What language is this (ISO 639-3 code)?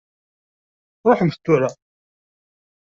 kab